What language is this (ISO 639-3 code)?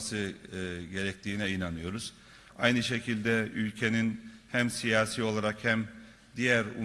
tur